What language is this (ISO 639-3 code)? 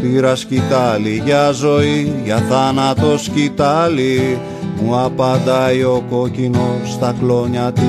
ell